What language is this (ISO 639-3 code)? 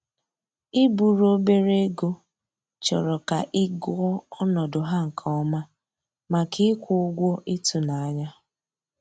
ibo